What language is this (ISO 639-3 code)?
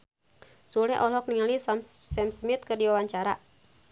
sun